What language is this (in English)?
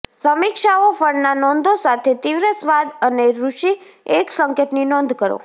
Gujarati